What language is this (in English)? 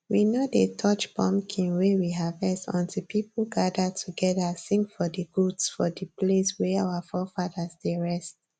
Nigerian Pidgin